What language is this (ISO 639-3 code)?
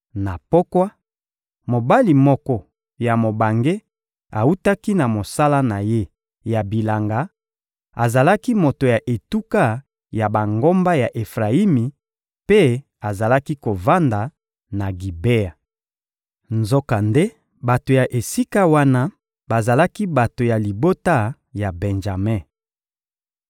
lin